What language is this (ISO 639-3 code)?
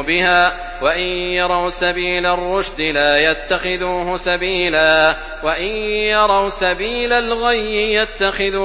ara